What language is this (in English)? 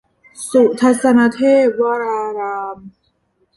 Thai